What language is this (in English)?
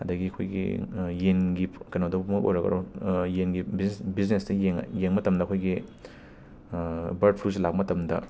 Manipuri